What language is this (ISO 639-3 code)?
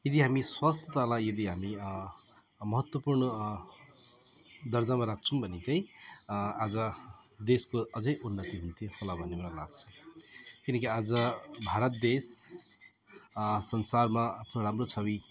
nep